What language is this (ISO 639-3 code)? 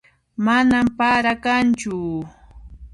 qxp